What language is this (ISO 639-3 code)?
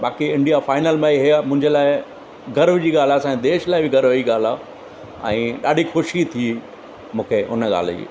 snd